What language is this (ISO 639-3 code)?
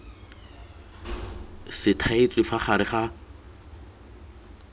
tsn